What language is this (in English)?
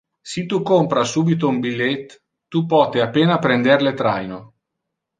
Interlingua